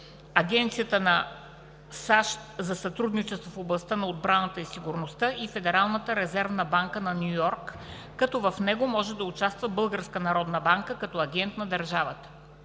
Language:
Bulgarian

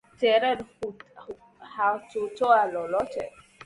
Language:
Swahili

